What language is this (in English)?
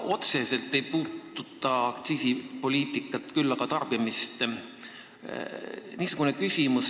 Estonian